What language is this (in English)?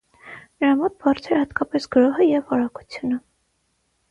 Armenian